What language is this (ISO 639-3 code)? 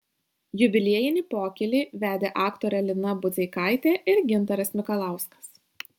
lit